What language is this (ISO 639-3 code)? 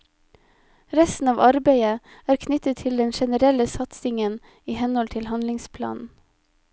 nor